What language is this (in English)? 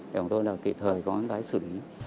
Vietnamese